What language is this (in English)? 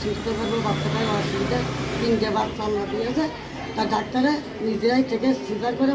Turkish